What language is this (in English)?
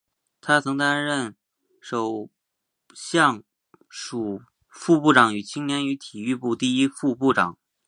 Chinese